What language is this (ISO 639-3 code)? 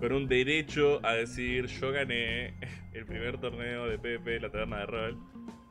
spa